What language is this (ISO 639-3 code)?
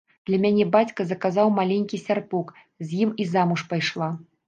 bel